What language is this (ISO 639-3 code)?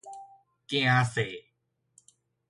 nan